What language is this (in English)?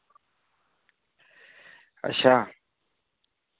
Dogri